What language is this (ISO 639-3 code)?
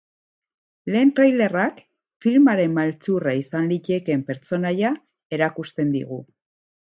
eus